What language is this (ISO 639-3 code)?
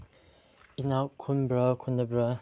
mni